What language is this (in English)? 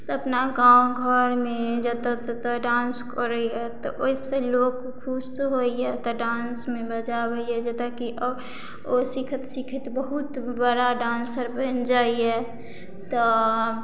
Maithili